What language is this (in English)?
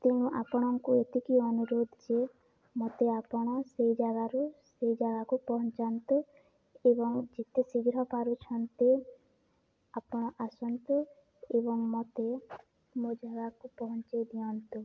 Odia